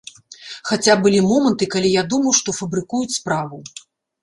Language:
Belarusian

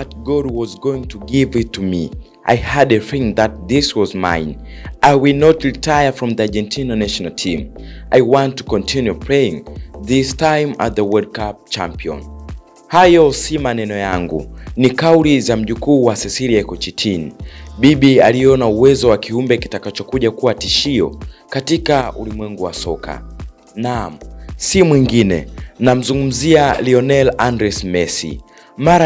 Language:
Swahili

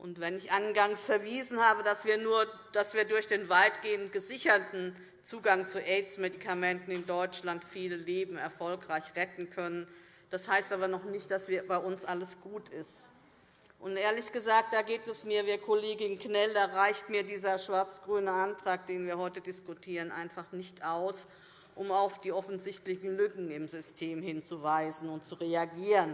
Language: German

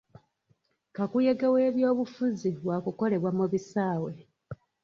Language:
Ganda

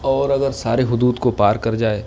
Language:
Urdu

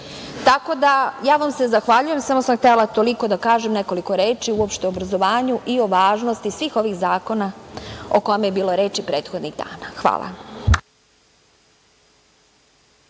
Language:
Serbian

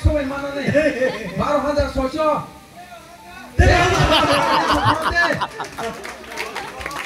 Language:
Arabic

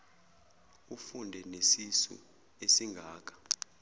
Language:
Zulu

